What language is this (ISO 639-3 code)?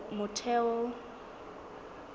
sot